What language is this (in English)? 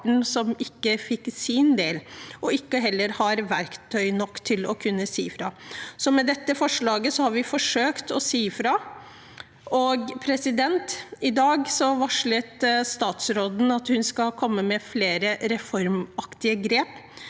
Norwegian